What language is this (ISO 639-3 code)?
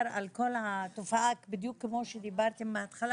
heb